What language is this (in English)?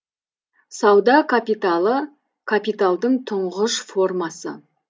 Kazakh